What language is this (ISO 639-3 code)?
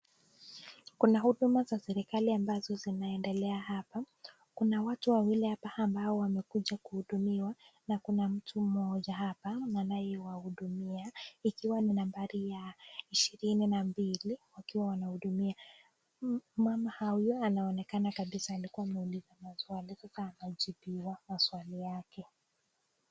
swa